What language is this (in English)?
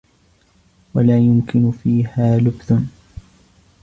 Arabic